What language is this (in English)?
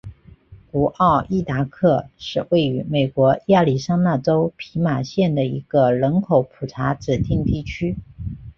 Chinese